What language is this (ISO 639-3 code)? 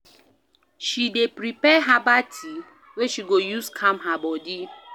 pcm